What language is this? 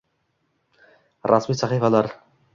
Uzbek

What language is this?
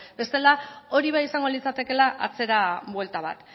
Basque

